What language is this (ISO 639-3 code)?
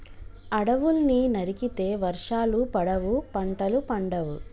tel